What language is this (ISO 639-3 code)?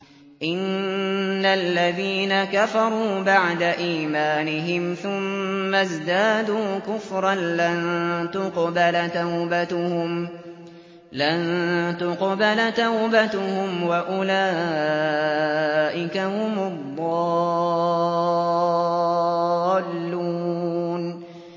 ara